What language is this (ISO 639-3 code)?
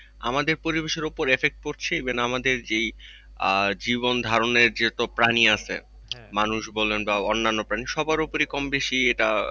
ben